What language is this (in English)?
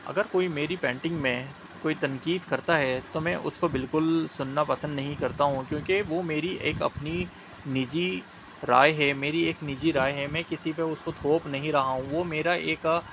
Urdu